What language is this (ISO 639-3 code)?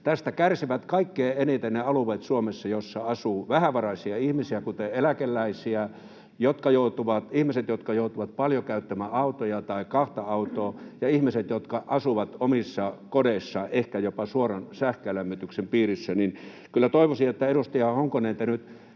fin